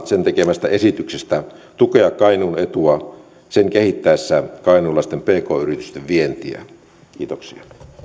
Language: Finnish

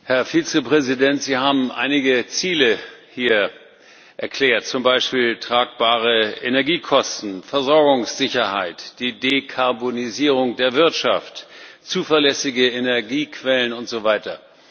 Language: German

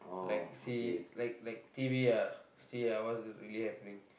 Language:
English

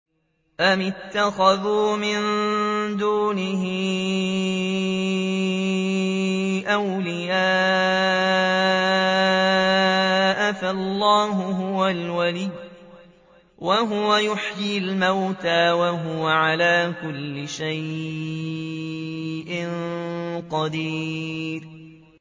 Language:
Arabic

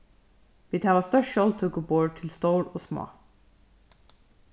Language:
Faroese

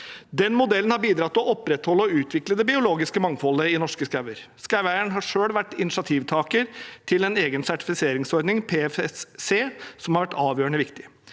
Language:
Norwegian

